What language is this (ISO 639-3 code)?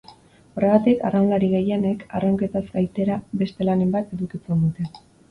eus